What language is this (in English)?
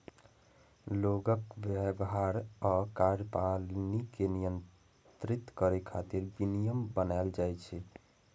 Maithili